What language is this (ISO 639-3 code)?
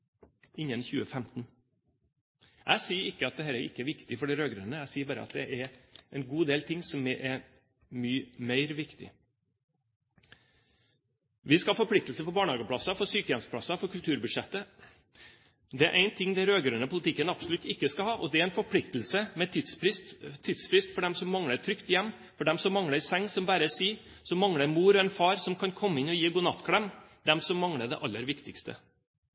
nob